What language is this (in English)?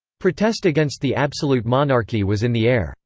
English